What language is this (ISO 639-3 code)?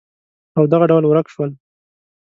pus